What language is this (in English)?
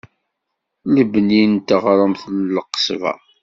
Kabyle